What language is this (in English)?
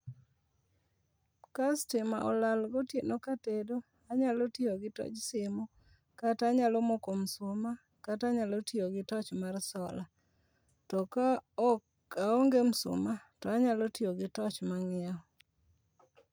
Luo (Kenya and Tanzania)